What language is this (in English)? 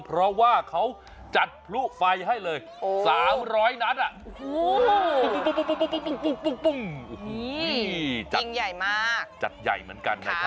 Thai